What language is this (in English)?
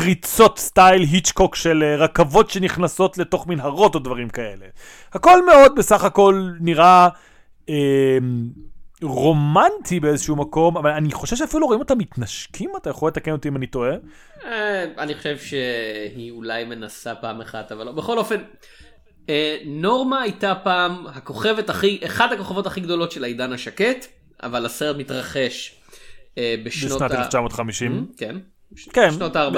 Hebrew